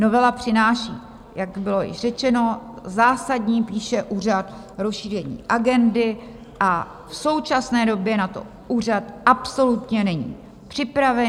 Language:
Czech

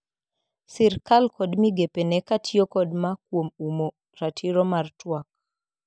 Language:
Luo (Kenya and Tanzania)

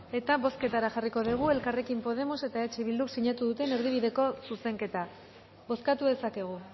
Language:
Basque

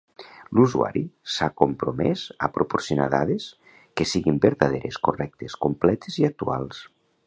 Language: Catalan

